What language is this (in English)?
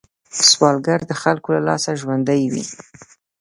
Pashto